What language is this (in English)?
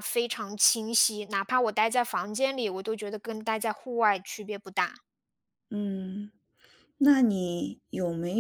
Chinese